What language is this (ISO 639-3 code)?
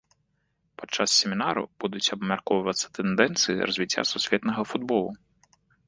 bel